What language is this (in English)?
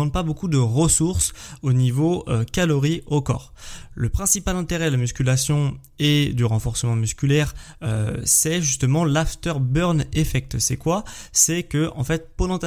French